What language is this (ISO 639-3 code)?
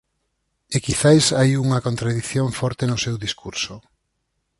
glg